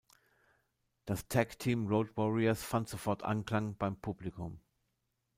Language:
German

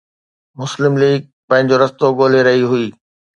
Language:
Sindhi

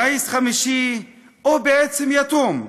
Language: Hebrew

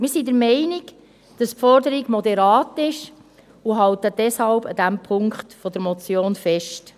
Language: Swiss German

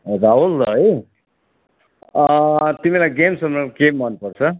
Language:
Nepali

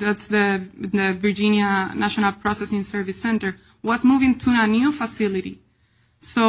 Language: English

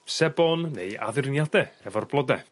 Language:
Welsh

